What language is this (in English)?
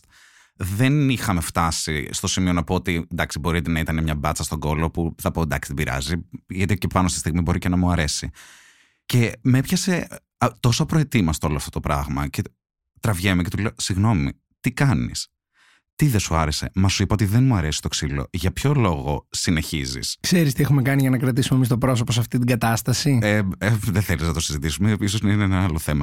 Greek